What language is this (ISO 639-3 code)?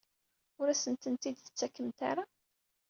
kab